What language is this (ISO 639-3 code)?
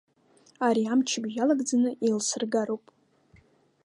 abk